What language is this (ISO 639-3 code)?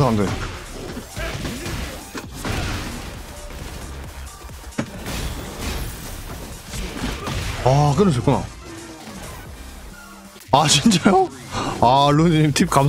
kor